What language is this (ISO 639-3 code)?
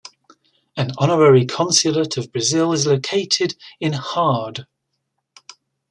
eng